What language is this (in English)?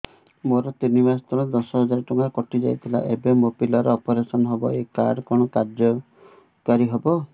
Odia